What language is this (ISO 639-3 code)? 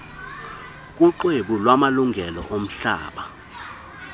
xho